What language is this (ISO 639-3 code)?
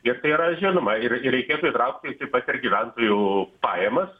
lit